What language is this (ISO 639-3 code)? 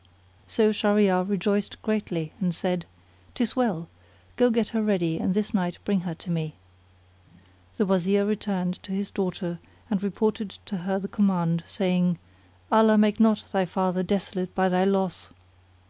eng